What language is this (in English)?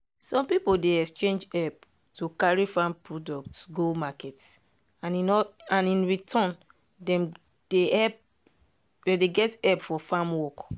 Nigerian Pidgin